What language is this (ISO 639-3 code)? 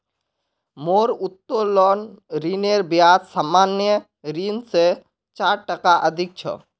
mag